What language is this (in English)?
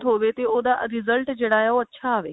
Punjabi